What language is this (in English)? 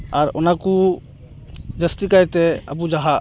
Santali